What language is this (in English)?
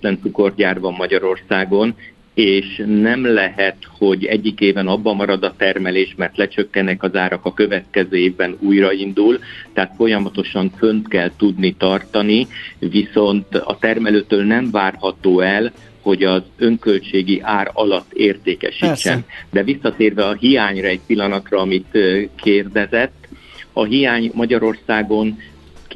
Hungarian